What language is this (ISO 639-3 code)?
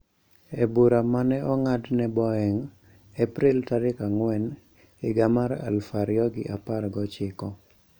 luo